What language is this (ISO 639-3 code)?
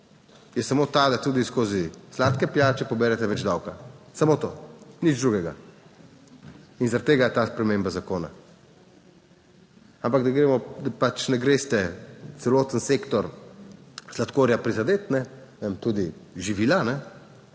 slv